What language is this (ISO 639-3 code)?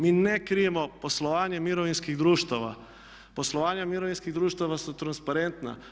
hrv